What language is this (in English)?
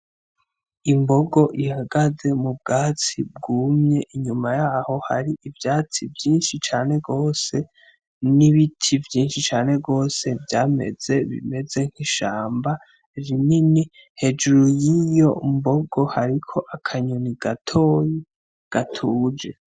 Rundi